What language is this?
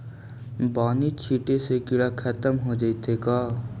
Magahi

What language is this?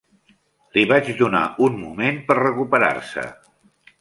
Catalan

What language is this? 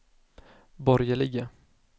Swedish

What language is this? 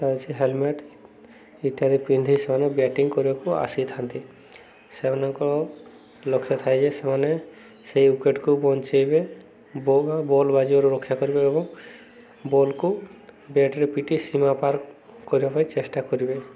Odia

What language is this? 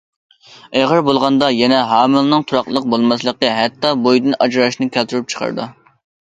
Uyghur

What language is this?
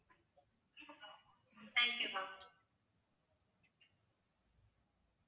Tamil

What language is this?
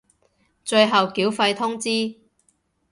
Cantonese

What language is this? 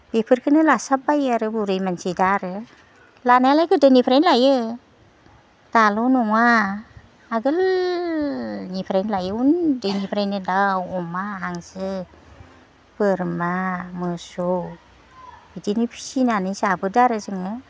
Bodo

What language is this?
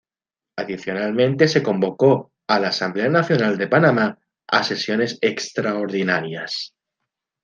Spanish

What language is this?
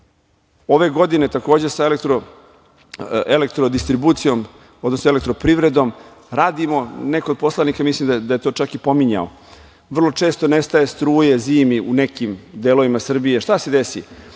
Serbian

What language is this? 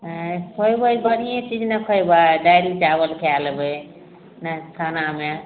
Maithili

